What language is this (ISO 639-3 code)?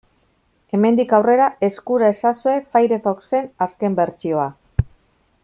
eus